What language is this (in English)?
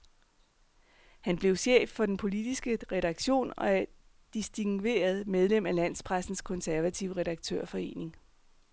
Danish